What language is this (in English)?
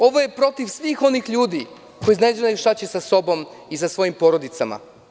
Serbian